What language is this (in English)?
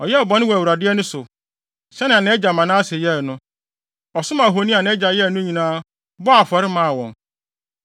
Akan